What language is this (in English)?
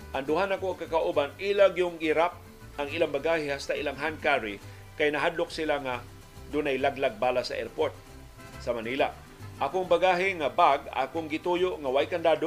Filipino